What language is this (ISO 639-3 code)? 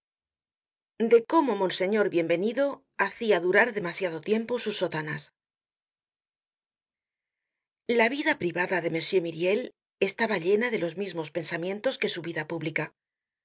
spa